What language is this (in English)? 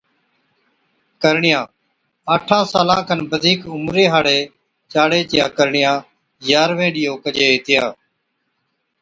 Od